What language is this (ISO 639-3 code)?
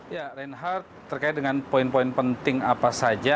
ind